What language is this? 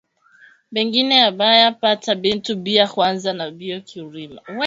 Swahili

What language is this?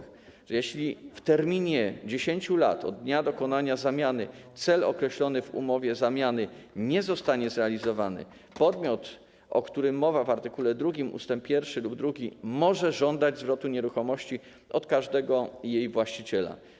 Polish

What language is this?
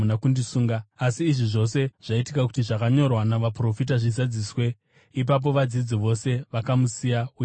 Shona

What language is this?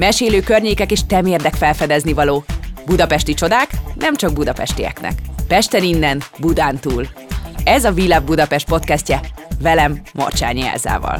Hungarian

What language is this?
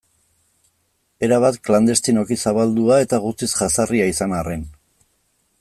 Basque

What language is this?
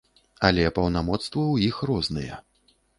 Belarusian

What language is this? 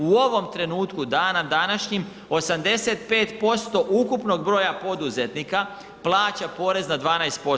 Croatian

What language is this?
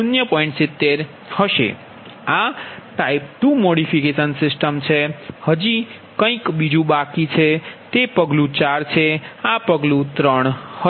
Gujarati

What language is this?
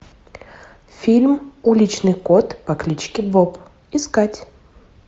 Russian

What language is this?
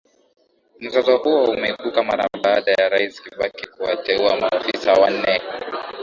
Swahili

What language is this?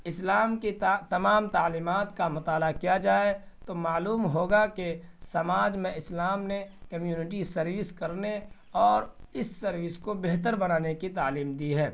Urdu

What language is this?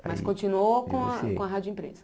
Portuguese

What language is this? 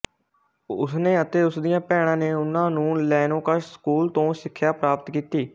Punjabi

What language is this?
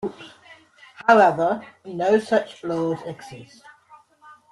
English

